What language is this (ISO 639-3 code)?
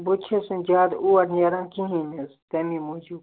kas